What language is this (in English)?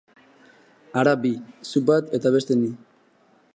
Basque